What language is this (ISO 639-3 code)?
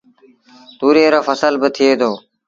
sbn